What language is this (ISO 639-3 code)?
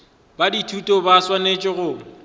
nso